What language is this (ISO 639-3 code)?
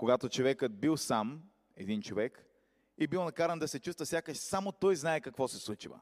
bul